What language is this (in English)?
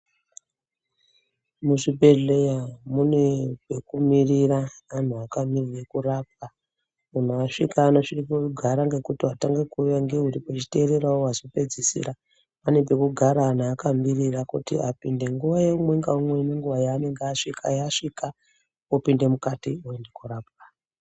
Ndau